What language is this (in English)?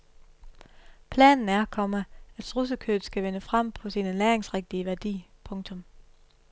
Danish